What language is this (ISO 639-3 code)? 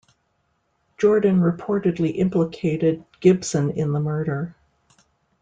eng